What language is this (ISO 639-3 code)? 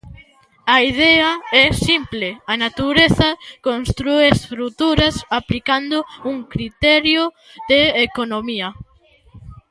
glg